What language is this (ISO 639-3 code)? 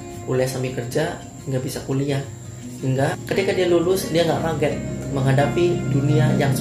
ind